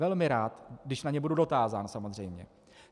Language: Czech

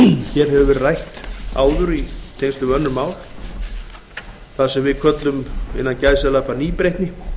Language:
Icelandic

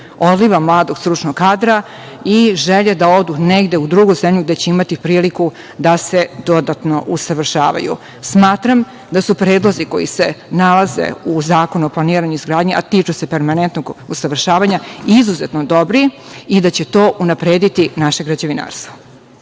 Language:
Serbian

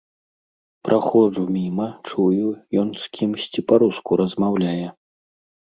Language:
Belarusian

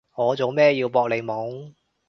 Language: Cantonese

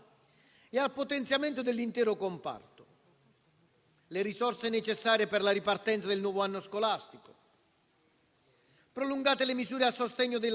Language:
Italian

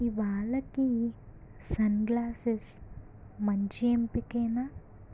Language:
Telugu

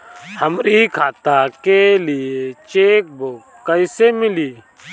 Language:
Bhojpuri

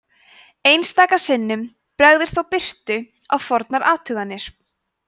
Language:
Icelandic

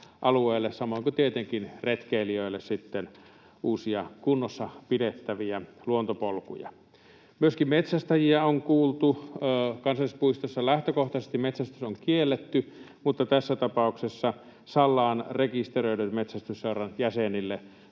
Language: Finnish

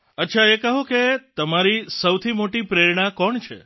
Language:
Gujarati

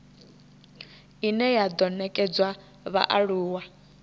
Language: Venda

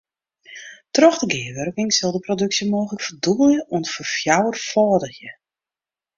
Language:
Western Frisian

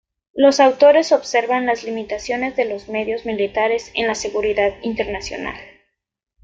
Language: Spanish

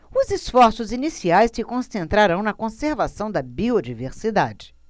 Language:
Portuguese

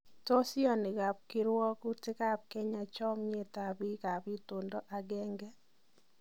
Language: Kalenjin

